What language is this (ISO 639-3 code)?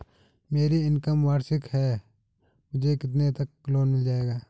hin